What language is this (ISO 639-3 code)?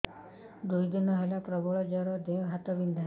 ori